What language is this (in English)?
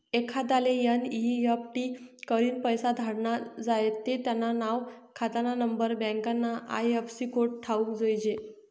Marathi